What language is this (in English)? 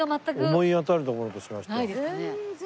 Japanese